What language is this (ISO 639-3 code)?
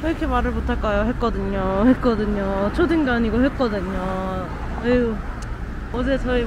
kor